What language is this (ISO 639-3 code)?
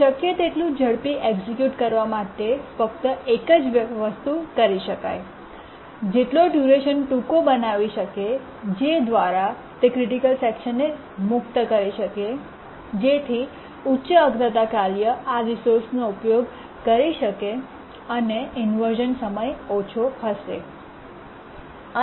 guj